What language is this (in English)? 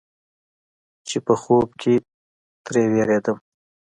Pashto